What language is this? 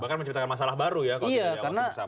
Indonesian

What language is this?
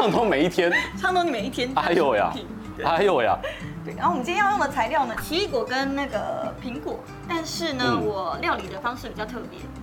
Chinese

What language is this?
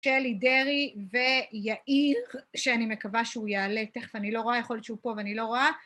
Hebrew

